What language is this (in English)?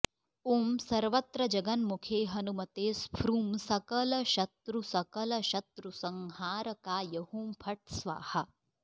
Sanskrit